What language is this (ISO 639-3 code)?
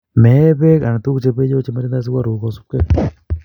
kln